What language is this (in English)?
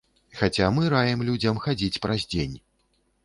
Belarusian